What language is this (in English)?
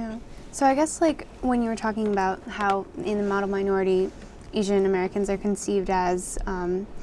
English